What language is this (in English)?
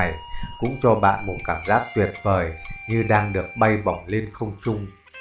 Vietnamese